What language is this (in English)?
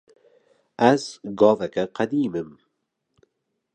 Kurdish